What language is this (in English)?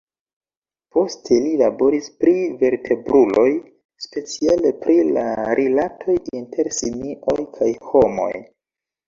Esperanto